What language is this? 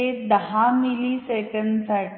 Marathi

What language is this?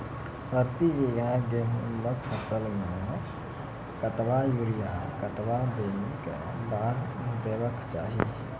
Maithili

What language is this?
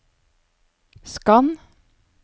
Norwegian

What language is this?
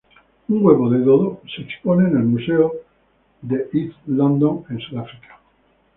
Spanish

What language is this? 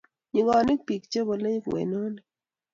Kalenjin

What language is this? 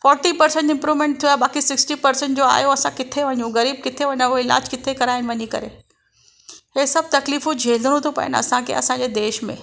Sindhi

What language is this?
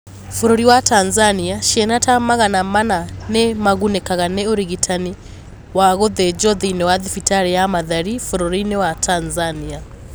Kikuyu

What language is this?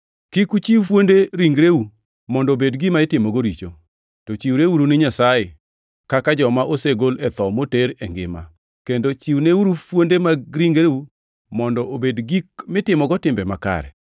Luo (Kenya and Tanzania)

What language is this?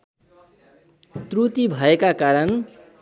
Nepali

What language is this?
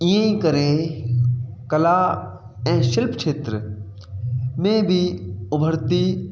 Sindhi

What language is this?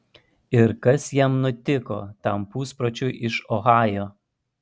Lithuanian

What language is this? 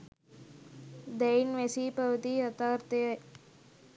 Sinhala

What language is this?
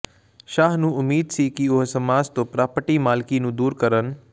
Punjabi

